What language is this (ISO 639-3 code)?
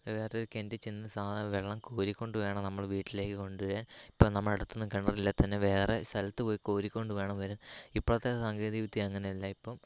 mal